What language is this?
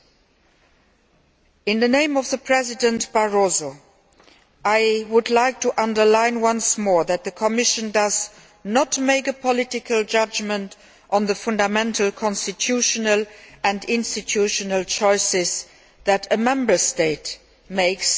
English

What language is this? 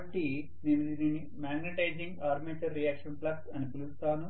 Telugu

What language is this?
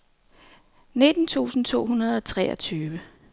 Danish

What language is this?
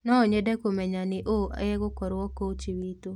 Kikuyu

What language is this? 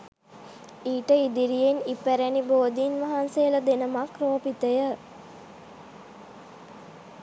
Sinhala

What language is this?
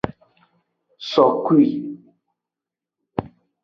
Aja (Benin)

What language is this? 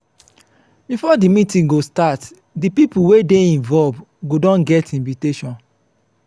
Nigerian Pidgin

